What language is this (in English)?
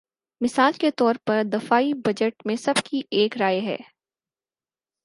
Urdu